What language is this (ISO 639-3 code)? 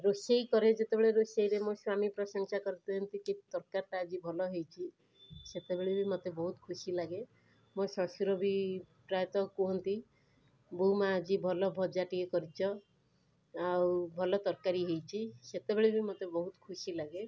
ori